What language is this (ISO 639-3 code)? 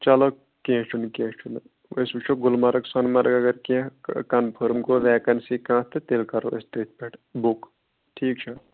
kas